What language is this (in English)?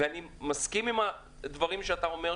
Hebrew